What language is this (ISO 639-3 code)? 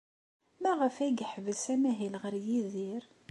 kab